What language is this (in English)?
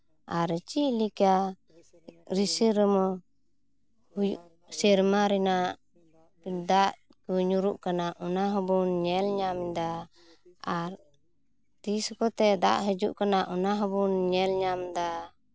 Santali